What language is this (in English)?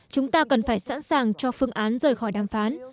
Vietnamese